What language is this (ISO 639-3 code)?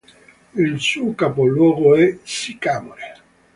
ita